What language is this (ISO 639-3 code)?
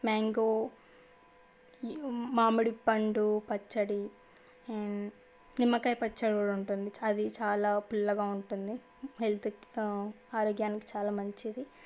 tel